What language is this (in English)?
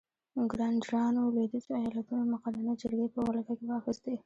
Pashto